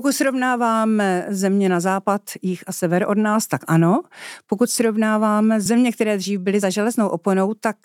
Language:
Czech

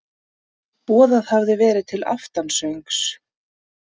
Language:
Icelandic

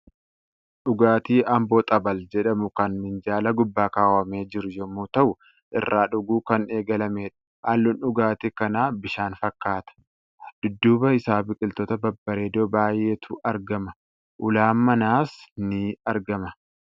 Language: Oromo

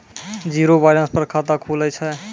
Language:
Maithili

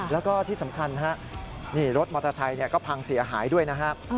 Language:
Thai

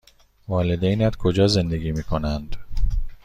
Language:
Persian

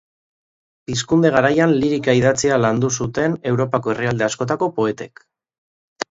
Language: Basque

